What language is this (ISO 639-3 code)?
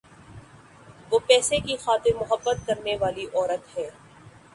urd